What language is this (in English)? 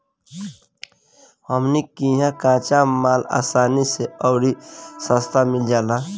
Bhojpuri